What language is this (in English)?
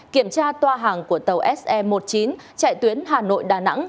Vietnamese